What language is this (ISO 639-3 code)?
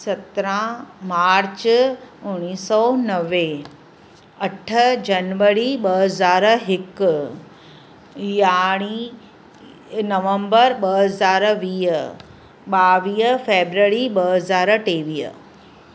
snd